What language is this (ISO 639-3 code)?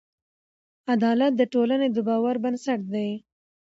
pus